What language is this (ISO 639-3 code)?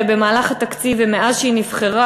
heb